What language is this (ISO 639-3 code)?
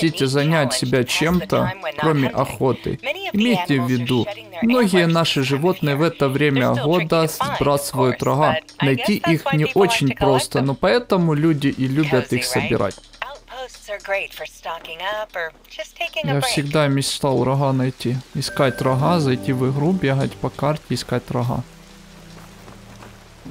rus